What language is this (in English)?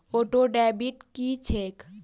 Maithili